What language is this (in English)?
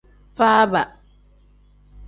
Tem